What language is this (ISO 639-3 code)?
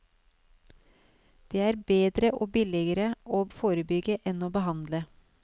nor